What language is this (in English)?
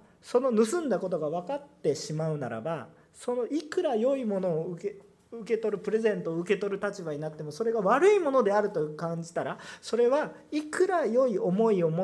Japanese